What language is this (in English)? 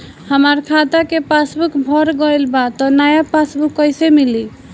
Bhojpuri